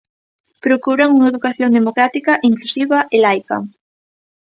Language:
Galician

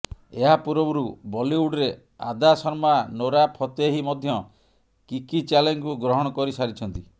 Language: Odia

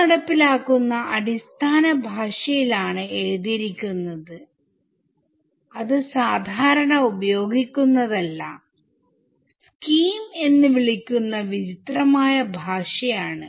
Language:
Malayalam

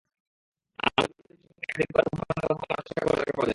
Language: Bangla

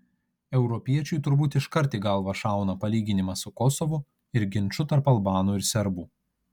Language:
Lithuanian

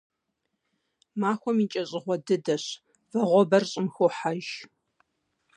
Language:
Kabardian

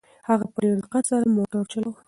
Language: Pashto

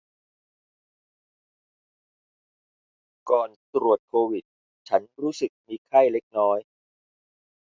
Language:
Thai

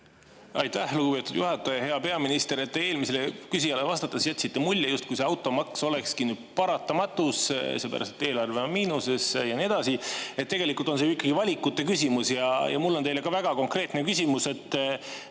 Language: Estonian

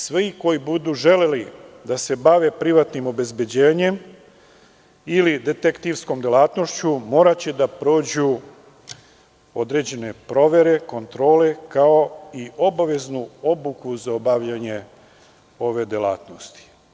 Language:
Serbian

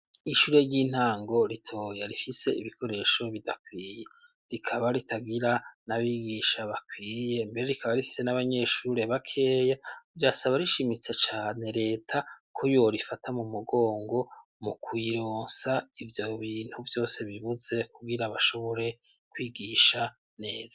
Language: Rundi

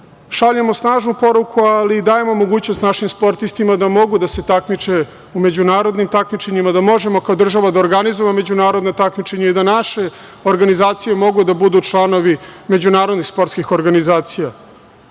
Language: Serbian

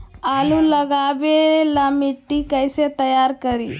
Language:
Magahi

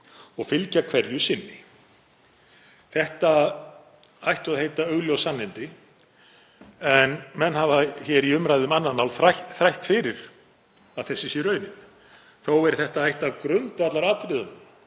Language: Icelandic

